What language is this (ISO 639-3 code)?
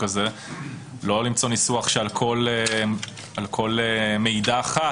heb